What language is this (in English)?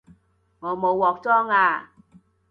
Cantonese